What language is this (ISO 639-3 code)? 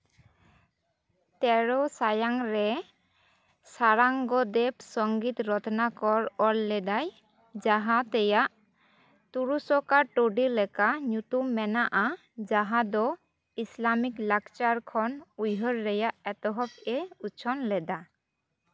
sat